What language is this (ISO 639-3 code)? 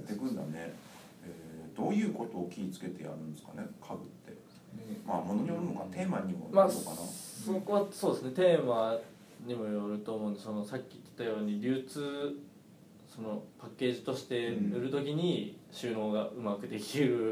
jpn